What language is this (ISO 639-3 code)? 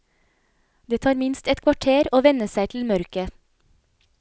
nor